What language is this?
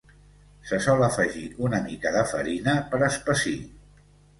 Catalan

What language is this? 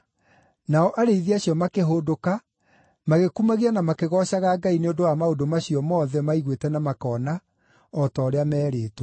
Kikuyu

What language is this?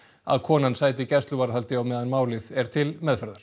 Icelandic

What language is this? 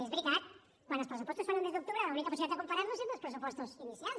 Catalan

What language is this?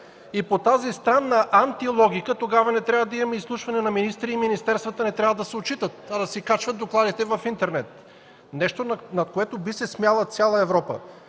Bulgarian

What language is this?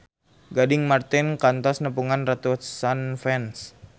Sundanese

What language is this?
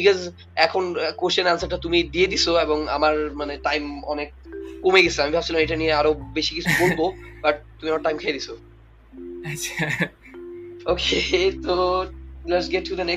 Bangla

